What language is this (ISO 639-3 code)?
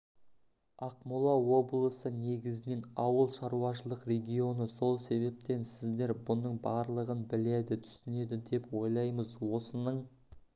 kaz